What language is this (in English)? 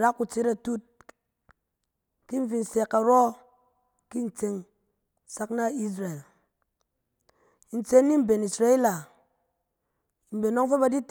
Cen